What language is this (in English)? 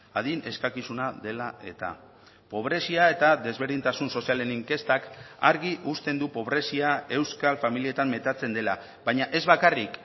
Basque